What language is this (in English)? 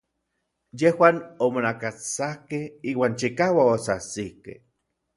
Orizaba Nahuatl